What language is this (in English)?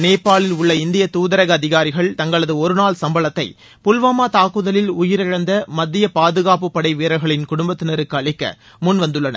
Tamil